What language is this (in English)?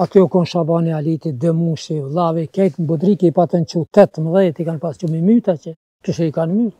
Romanian